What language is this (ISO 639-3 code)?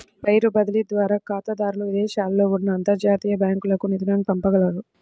tel